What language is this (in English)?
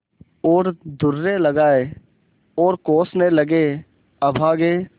Hindi